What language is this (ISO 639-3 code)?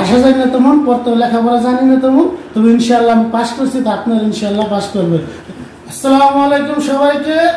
tur